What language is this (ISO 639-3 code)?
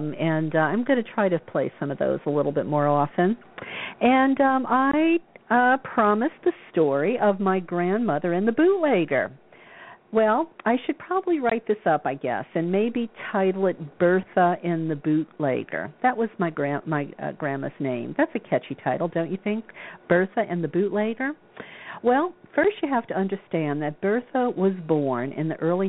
eng